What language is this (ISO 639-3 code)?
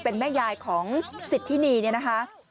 tha